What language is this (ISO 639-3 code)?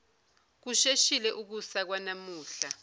zul